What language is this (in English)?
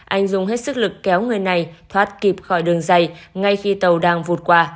Vietnamese